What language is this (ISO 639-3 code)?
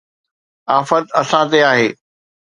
snd